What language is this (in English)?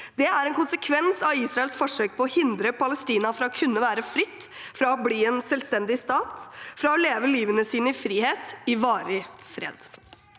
Norwegian